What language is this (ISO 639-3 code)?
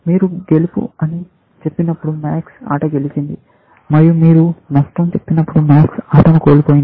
tel